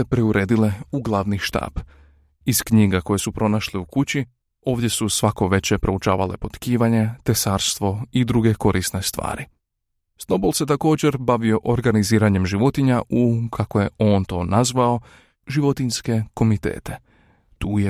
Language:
Croatian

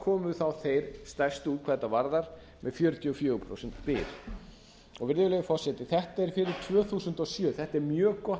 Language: Icelandic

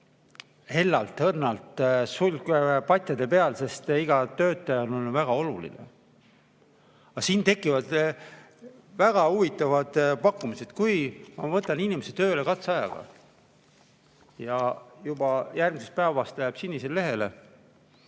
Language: Estonian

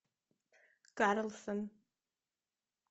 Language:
Russian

